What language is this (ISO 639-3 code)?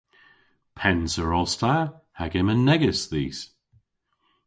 cor